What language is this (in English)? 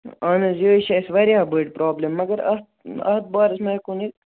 Kashmiri